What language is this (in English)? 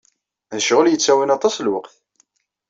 Kabyle